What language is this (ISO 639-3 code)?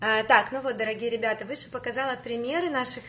rus